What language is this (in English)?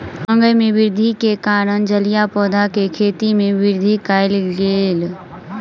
Maithili